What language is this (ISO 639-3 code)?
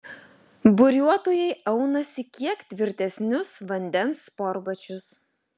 lit